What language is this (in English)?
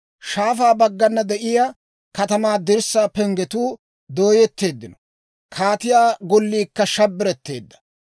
Dawro